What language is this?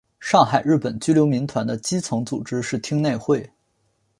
Chinese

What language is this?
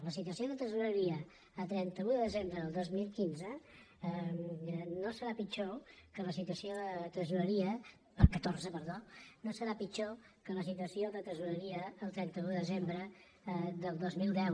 Catalan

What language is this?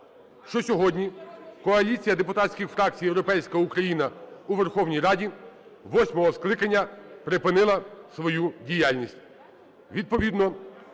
Ukrainian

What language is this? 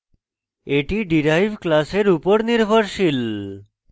Bangla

